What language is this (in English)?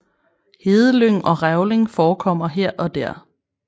Danish